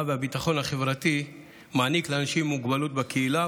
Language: Hebrew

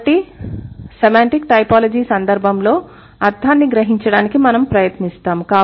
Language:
Telugu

